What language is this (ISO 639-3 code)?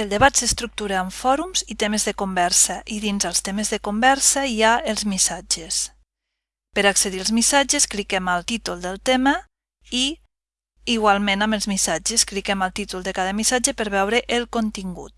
cat